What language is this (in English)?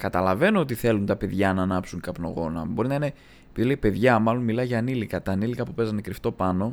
Greek